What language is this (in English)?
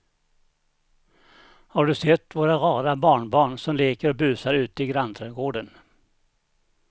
Swedish